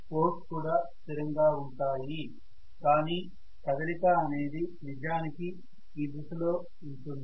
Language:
Telugu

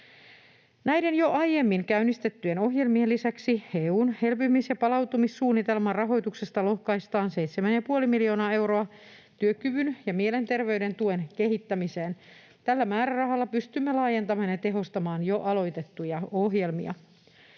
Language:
Finnish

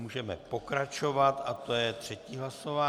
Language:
Czech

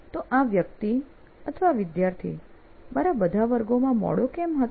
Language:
Gujarati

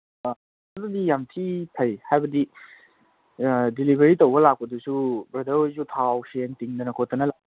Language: Manipuri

